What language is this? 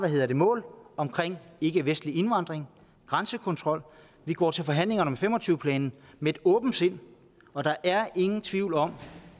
Danish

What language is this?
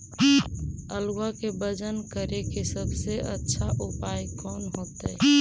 Magahi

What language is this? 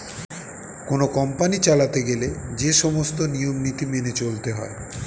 Bangla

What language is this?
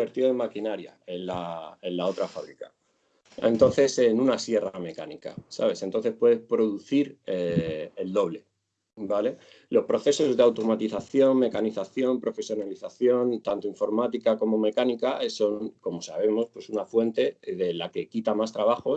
Spanish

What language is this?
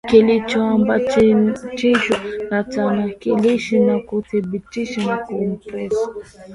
Swahili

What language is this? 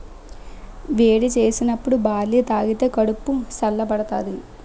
Telugu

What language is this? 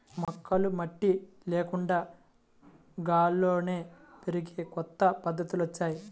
Telugu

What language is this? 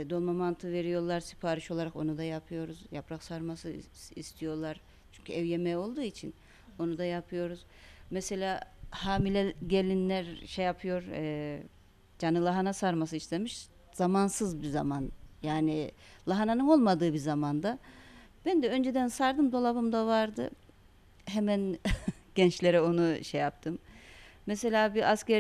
Turkish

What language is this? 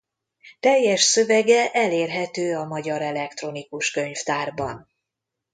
Hungarian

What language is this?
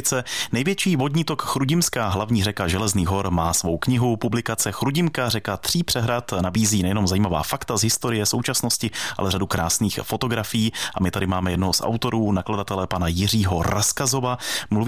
Czech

